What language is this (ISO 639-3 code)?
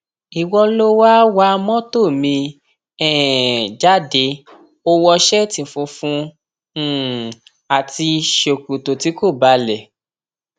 yor